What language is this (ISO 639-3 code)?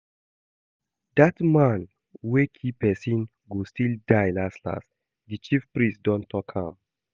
pcm